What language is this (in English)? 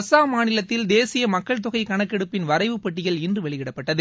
Tamil